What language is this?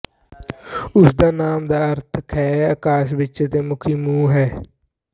Punjabi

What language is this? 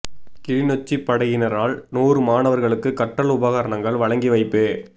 Tamil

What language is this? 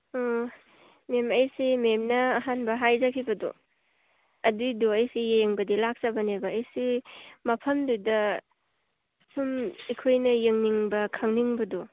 Manipuri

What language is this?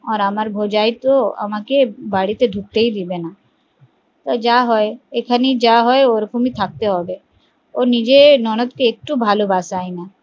Bangla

